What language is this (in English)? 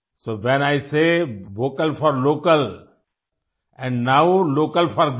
Hindi